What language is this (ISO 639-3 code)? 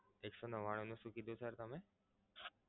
guj